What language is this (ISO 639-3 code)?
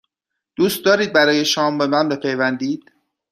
fas